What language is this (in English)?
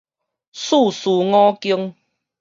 Min Nan Chinese